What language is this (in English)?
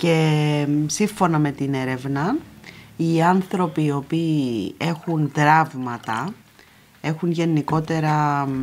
Greek